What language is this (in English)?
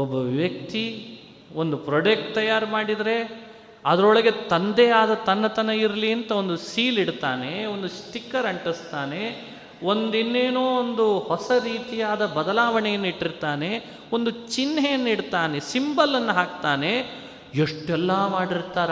Kannada